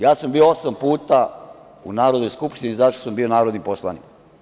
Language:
Serbian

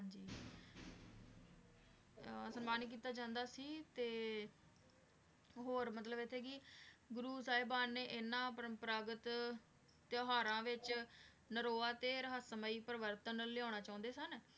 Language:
Punjabi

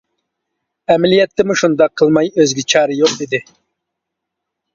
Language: Uyghur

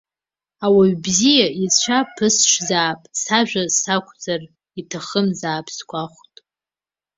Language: Abkhazian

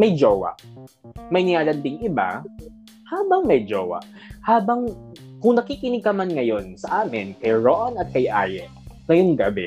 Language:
Filipino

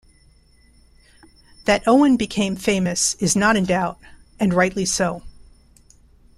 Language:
English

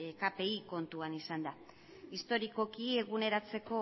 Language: Basque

